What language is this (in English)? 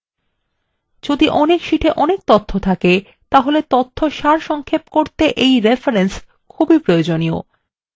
Bangla